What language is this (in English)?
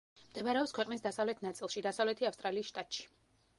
Georgian